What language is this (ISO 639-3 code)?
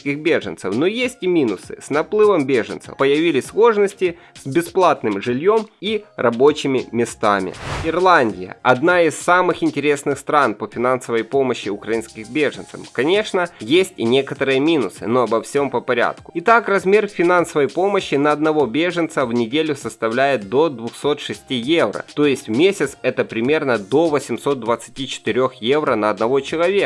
rus